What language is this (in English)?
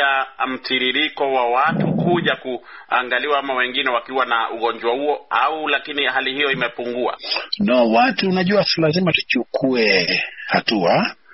Swahili